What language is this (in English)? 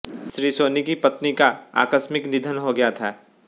Hindi